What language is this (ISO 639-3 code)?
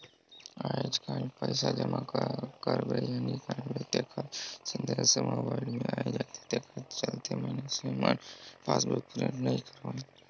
hne